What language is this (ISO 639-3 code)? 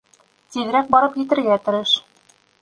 bak